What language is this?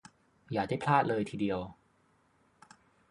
Thai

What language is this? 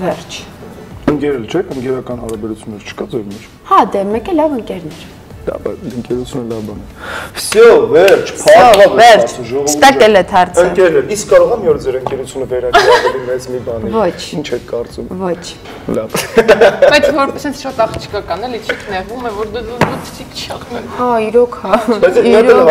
Russian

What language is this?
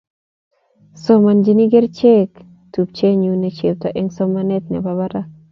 Kalenjin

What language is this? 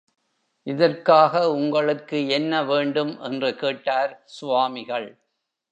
Tamil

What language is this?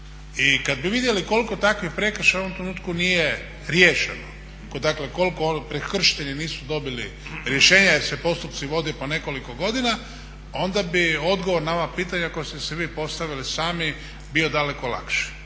Croatian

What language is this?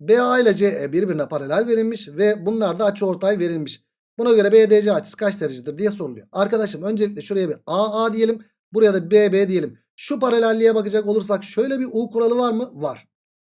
Turkish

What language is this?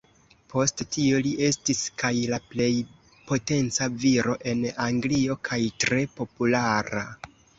Esperanto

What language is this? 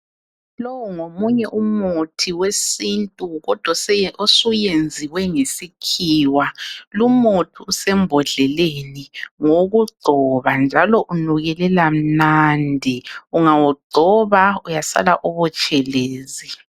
North Ndebele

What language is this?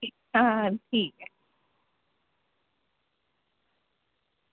Dogri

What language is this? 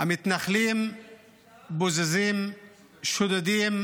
Hebrew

